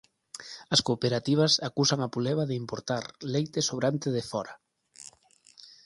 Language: Galician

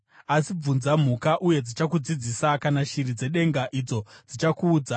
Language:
Shona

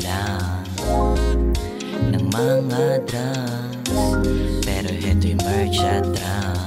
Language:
Romanian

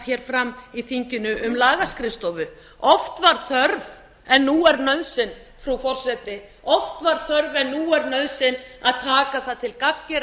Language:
Icelandic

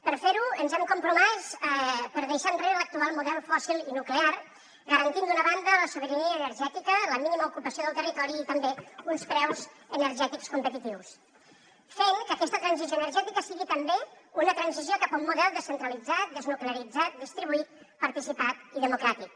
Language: Catalan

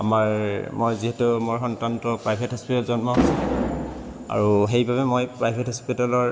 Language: Assamese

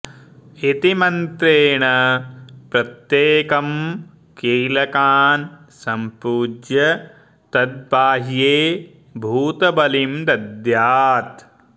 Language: Sanskrit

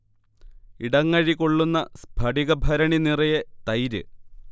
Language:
Malayalam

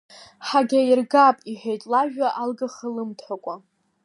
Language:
Abkhazian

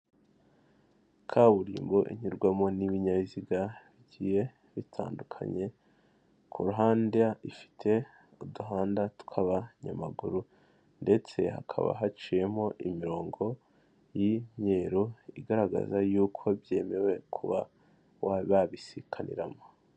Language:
Kinyarwanda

